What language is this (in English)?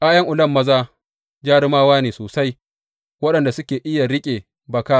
Hausa